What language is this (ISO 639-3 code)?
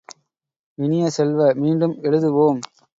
tam